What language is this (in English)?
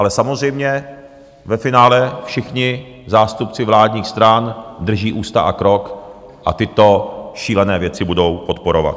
Czech